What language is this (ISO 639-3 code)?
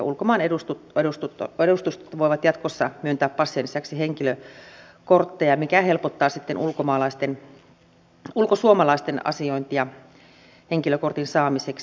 fin